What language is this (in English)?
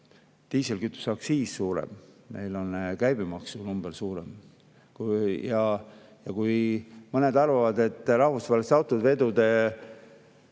Estonian